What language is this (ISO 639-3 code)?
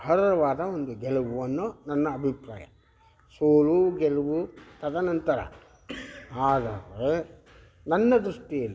kan